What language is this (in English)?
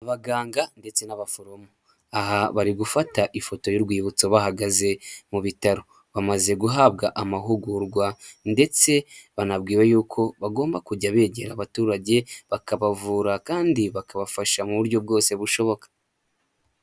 Kinyarwanda